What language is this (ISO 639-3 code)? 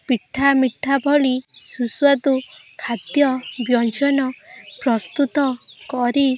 ori